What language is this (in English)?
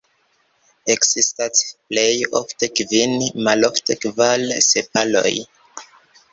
Esperanto